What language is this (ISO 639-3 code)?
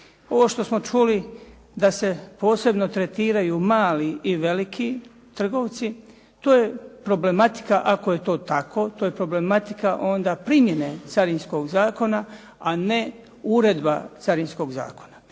hrv